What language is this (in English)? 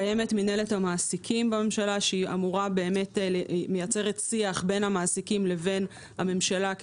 Hebrew